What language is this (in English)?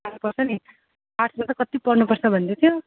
Nepali